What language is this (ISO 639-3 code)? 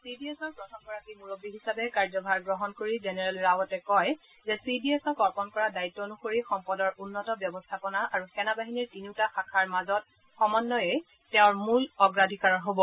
asm